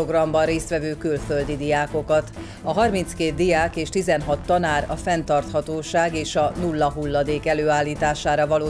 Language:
Hungarian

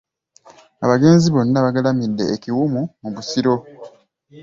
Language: Ganda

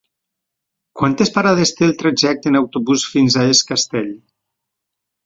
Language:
Catalan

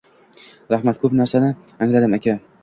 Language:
Uzbek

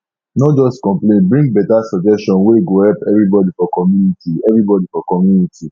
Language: Nigerian Pidgin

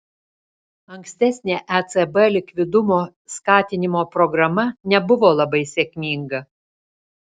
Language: Lithuanian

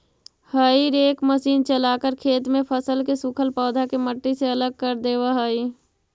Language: Magahi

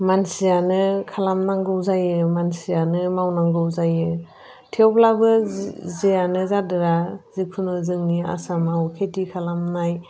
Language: Bodo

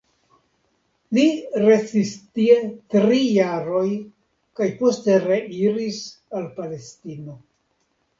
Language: Esperanto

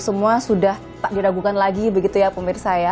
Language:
Indonesian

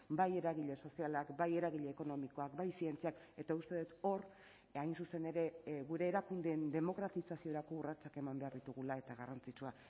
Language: Basque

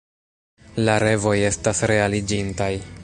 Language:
Esperanto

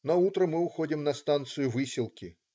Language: Russian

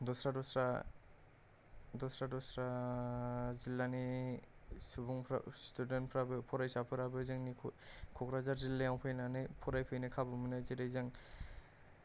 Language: Bodo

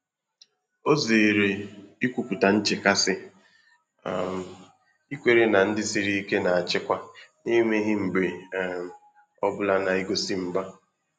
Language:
Igbo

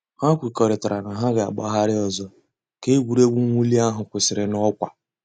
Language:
Igbo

